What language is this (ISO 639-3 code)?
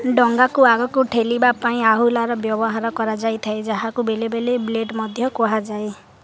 ori